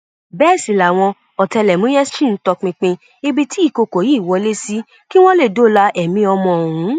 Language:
Yoruba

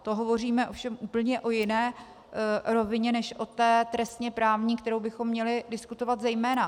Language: Czech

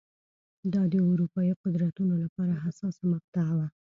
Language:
Pashto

